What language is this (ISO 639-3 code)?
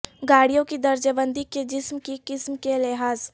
urd